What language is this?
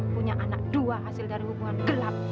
Indonesian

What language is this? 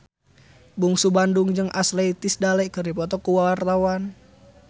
Sundanese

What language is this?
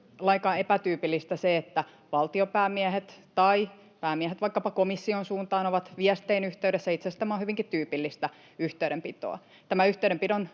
Finnish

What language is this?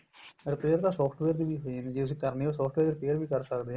Punjabi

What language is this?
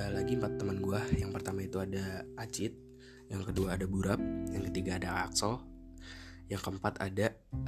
Indonesian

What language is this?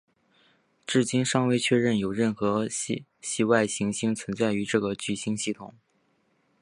Chinese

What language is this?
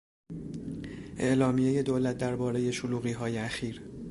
Persian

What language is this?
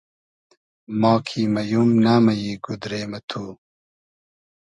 Hazaragi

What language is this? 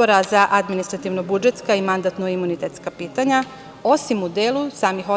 Serbian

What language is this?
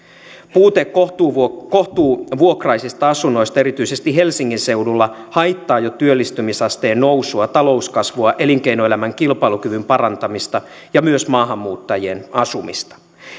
Finnish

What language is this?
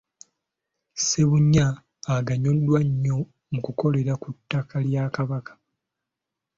Ganda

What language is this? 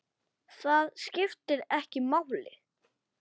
Icelandic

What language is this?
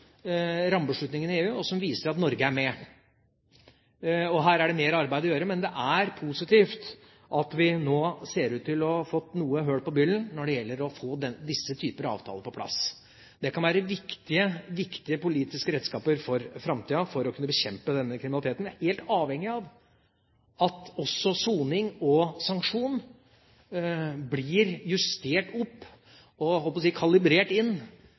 Norwegian Bokmål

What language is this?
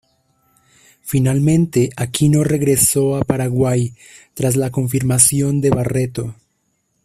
Spanish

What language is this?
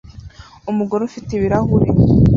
Kinyarwanda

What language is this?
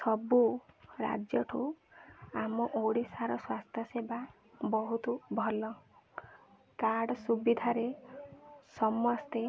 Odia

